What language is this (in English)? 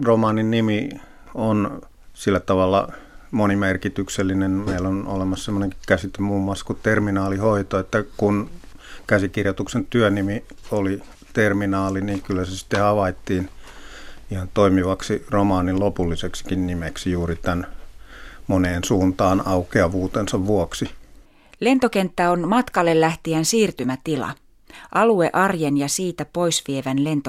Finnish